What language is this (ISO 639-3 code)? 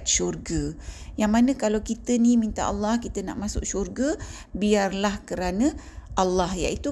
msa